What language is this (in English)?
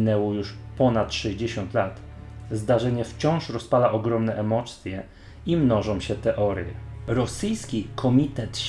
Polish